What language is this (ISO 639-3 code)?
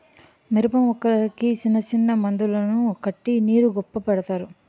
tel